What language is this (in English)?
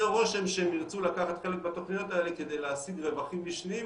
Hebrew